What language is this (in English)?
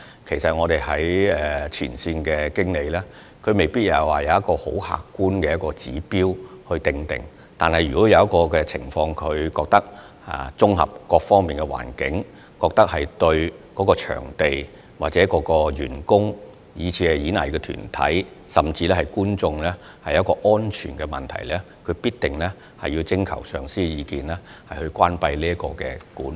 Cantonese